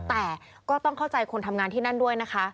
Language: Thai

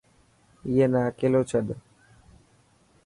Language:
Dhatki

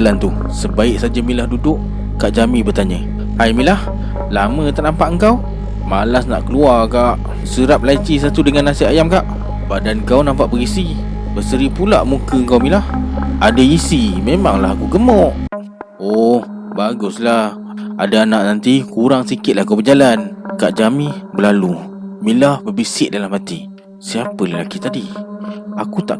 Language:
Malay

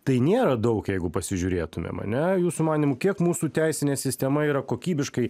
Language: Lithuanian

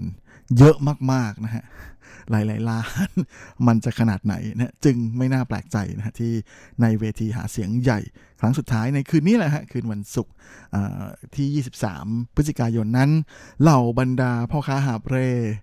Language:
Thai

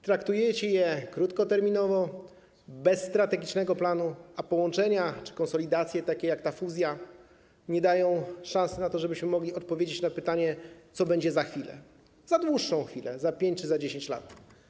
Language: Polish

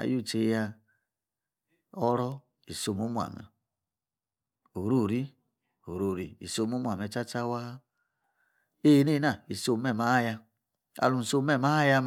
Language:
Yace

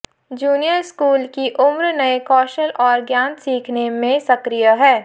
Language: Hindi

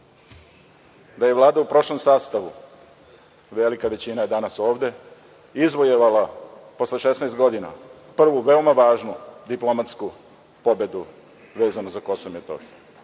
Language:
Serbian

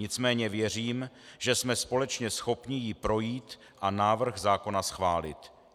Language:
Czech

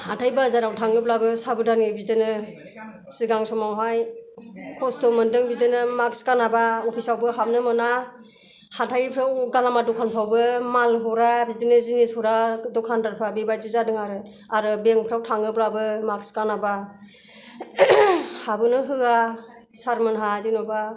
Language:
Bodo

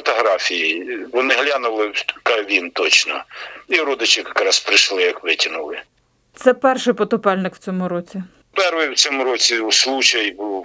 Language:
Ukrainian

